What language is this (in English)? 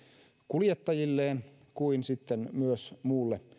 Finnish